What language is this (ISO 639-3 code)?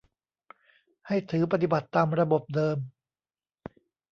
tha